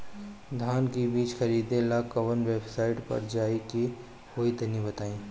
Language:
Bhojpuri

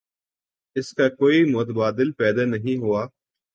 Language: Urdu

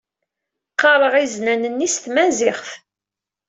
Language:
Kabyle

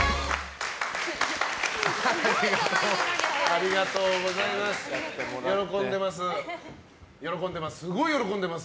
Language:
Japanese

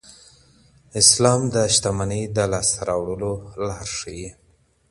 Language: Pashto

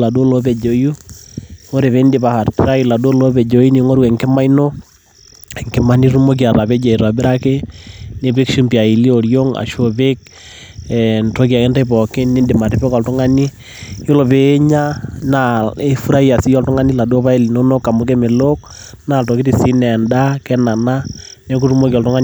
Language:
Masai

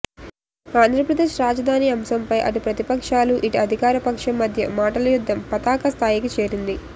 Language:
Telugu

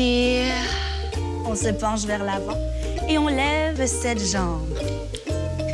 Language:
French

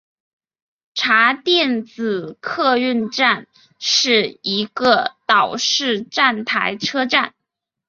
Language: Chinese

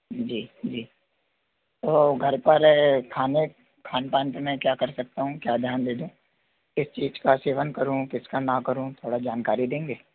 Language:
Hindi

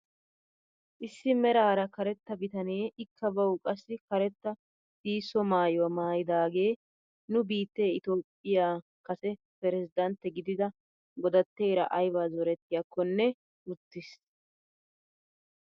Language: Wolaytta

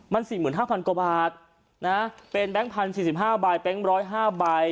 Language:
Thai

